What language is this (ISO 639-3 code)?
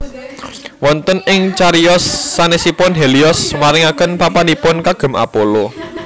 jav